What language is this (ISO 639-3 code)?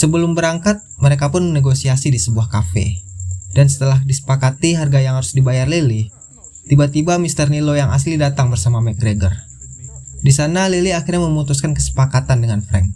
ind